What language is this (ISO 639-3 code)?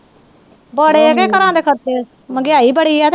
pan